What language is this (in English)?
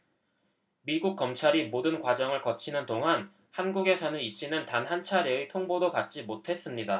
Korean